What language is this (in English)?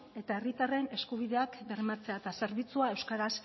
Basque